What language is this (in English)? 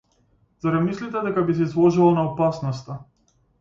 Macedonian